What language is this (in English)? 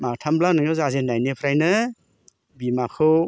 Bodo